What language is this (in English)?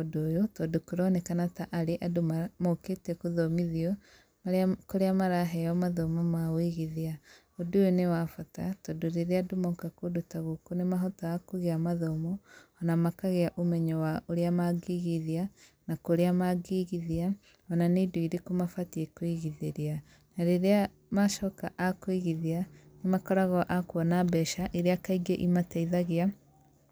Kikuyu